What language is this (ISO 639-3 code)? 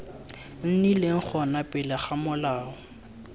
tsn